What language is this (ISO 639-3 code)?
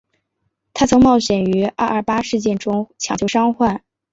zho